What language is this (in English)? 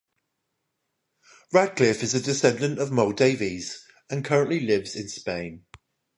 English